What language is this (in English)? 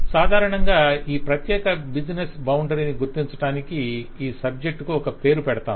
Telugu